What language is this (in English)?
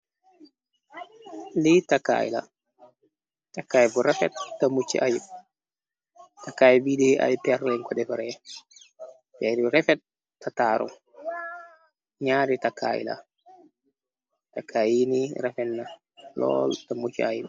Wolof